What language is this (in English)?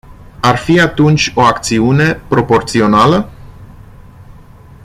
Romanian